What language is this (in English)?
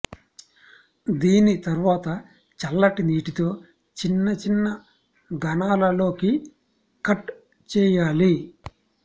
Telugu